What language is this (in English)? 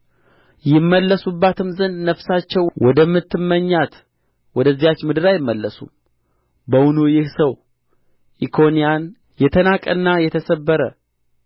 Amharic